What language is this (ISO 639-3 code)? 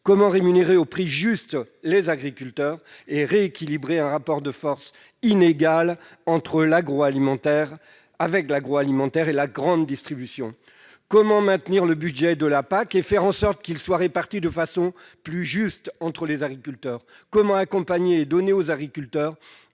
fra